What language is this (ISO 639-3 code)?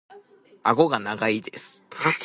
jpn